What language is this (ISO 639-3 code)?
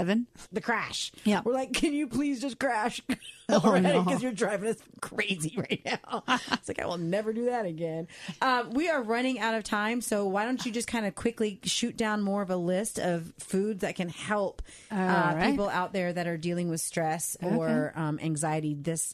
eng